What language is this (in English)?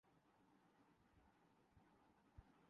Urdu